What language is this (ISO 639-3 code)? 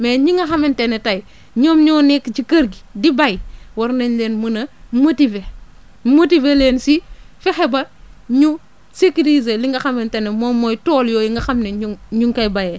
wol